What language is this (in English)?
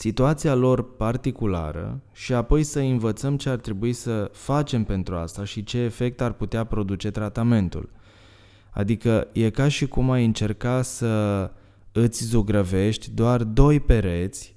Romanian